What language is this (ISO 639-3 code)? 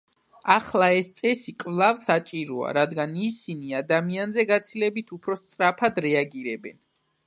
kat